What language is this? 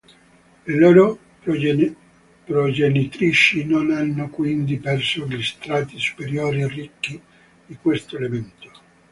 Italian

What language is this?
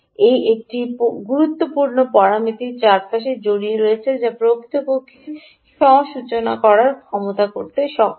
Bangla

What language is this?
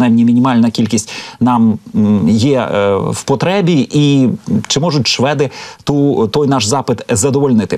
Ukrainian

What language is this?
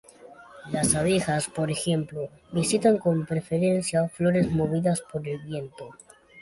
Spanish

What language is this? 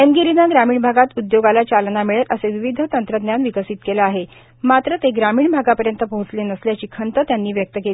Marathi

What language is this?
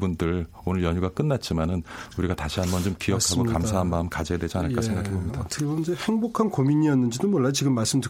Korean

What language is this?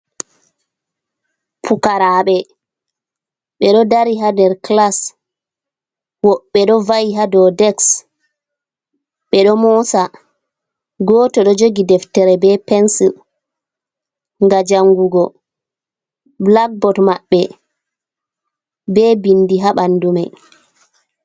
Fula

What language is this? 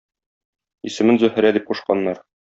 Tatar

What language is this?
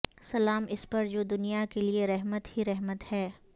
Urdu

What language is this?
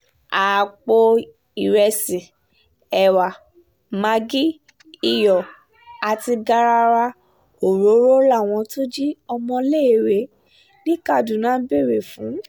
Yoruba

